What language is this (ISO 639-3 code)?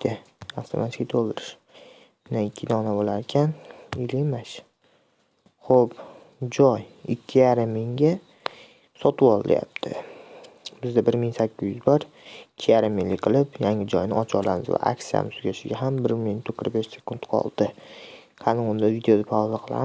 tur